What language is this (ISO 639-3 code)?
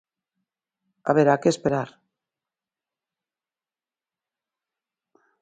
glg